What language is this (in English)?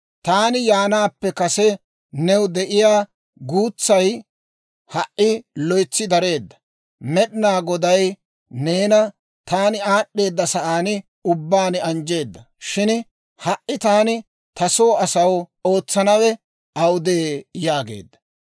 Dawro